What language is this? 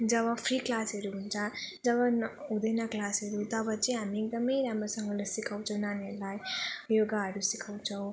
Nepali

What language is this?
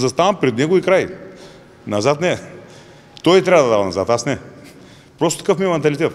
Bulgarian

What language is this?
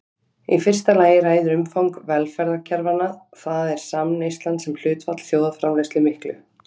Icelandic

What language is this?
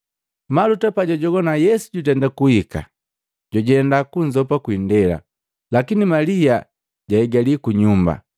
Matengo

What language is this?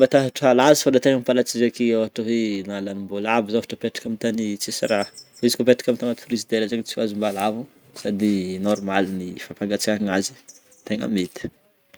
Northern Betsimisaraka Malagasy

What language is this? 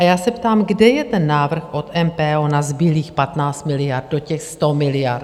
Czech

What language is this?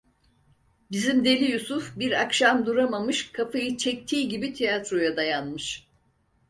Turkish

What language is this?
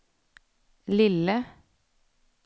Swedish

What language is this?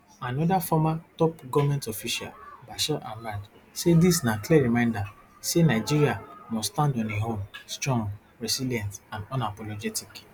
Nigerian Pidgin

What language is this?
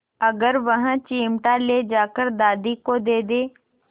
Hindi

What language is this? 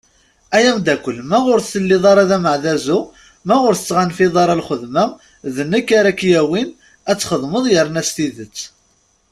Kabyle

